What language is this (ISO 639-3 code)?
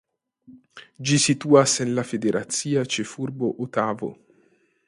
epo